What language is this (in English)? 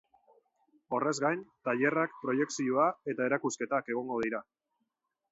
Basque